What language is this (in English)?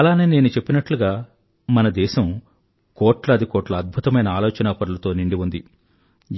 Telugu